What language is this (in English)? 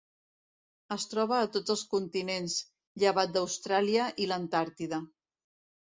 Catalan